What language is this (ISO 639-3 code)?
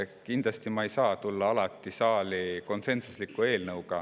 est